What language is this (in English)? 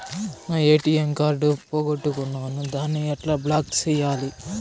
Telugu